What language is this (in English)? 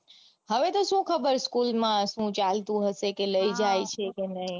Gujarati